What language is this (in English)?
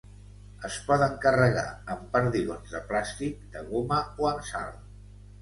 Catalan